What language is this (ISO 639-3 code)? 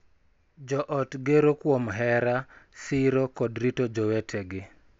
luo